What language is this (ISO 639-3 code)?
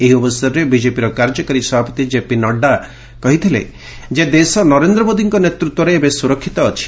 ori